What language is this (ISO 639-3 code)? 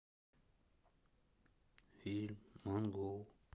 rus